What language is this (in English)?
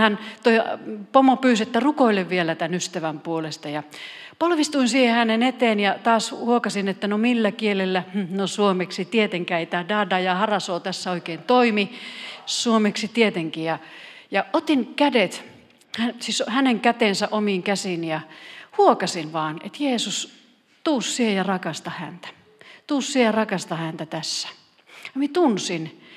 Finnish